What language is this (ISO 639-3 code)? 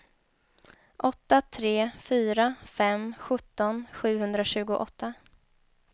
swe